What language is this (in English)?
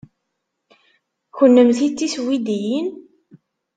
Kabyle